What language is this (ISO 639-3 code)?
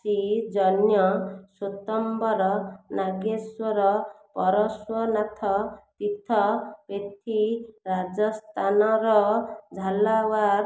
ori